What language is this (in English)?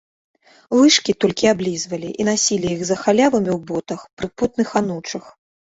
Belarusian